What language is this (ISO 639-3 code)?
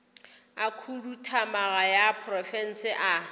nso